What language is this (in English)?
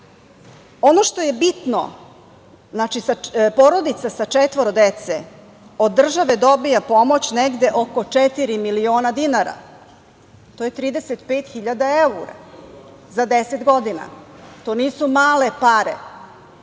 Serbian